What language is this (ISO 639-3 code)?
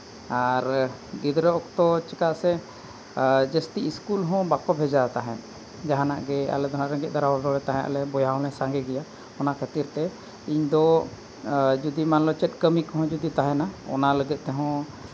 sat